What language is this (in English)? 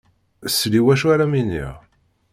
Kabyle